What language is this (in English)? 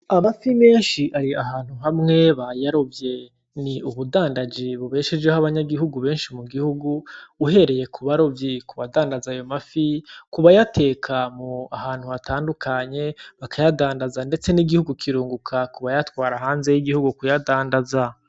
Rundi